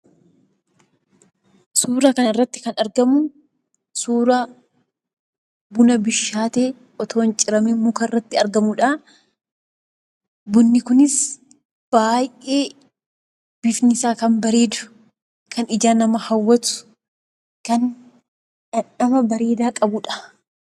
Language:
Oromo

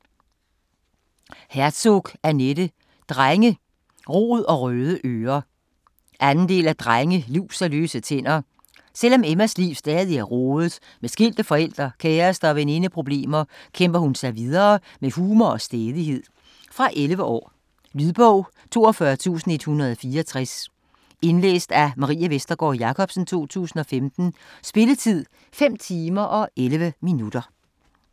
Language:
Danish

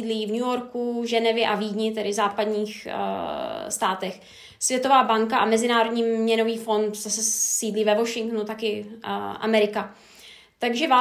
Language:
Czech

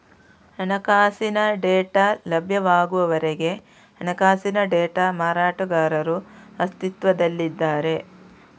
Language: Kannada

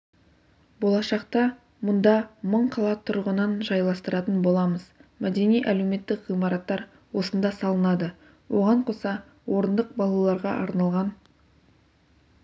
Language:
Kazakh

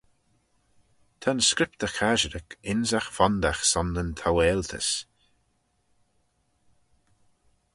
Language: Manx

